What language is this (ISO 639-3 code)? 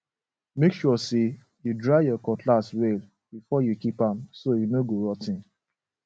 pcm